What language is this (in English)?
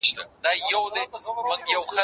Pashto